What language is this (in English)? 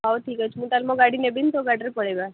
Odia